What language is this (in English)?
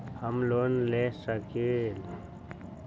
Magahi